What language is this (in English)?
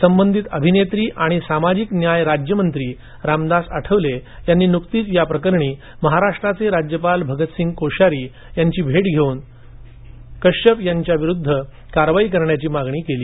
Marathi